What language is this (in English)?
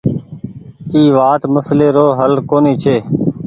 Goaria